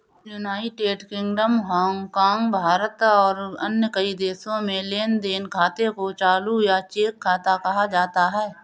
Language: Hindi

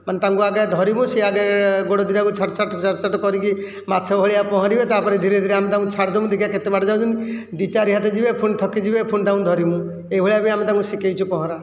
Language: Odia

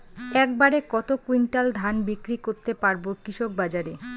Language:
Bangla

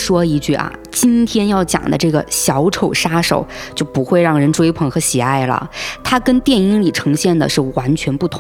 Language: Chinese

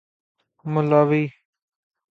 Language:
Urdu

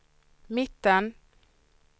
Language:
Swedish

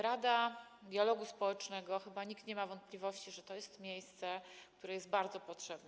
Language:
Polish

